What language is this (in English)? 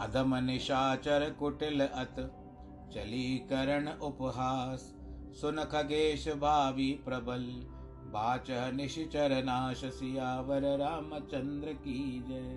Hindi